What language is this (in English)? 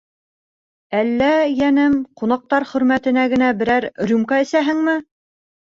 Bashkir